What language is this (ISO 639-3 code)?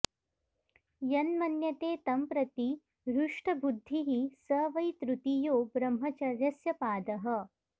san